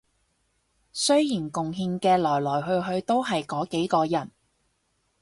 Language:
Cantonese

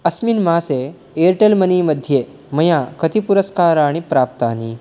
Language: Sanskrit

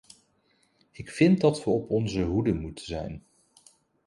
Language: Dutch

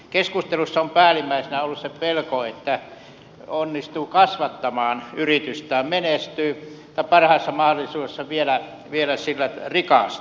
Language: Finnish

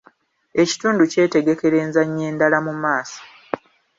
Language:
Ganda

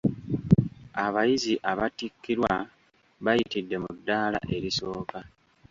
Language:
Ganda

